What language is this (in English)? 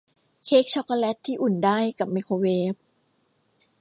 Thai